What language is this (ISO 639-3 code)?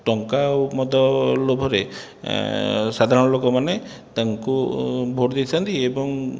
ori